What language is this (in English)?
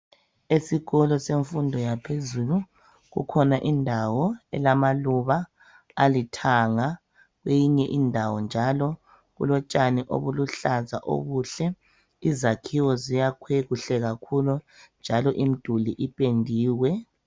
North Ndebele